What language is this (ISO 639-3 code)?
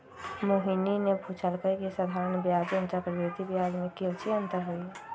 mag